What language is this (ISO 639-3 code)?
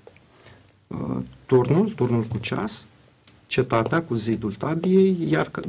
ron